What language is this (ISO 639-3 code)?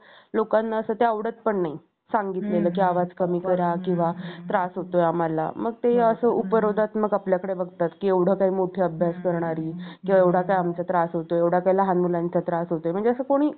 mar